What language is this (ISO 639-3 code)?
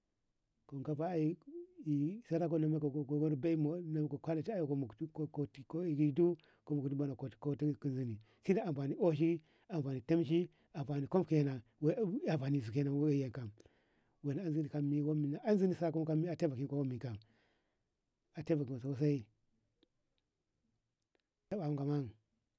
nbh